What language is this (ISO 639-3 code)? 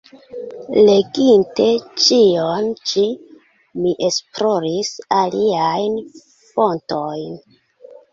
epo